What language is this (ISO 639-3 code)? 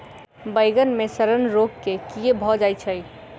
mai